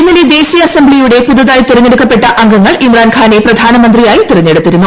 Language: Malayalam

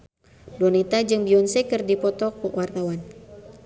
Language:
Sundanese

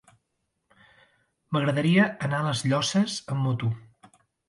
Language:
Catalan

